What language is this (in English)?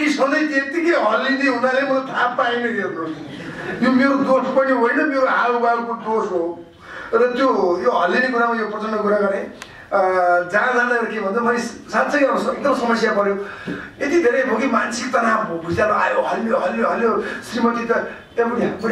Arabic